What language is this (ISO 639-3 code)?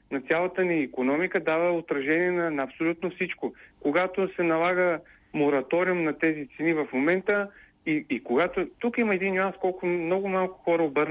bul